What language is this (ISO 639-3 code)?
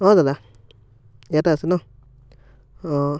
asm